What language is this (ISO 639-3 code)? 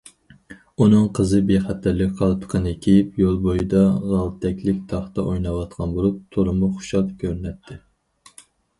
uig